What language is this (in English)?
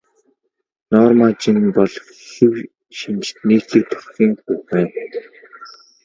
Mongolian